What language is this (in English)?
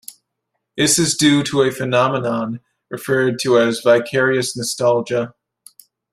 English